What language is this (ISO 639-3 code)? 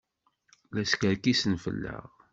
kab